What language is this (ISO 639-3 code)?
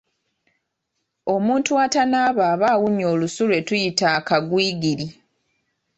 lug